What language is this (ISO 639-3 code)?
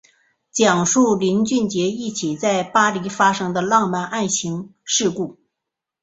zho